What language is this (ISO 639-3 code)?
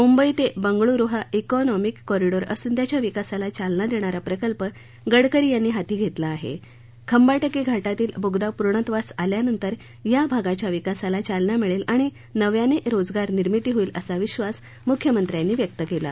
mar